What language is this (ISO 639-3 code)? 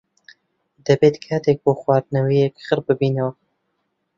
ckb